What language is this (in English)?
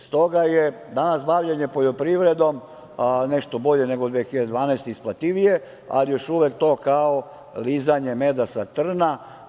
Serbian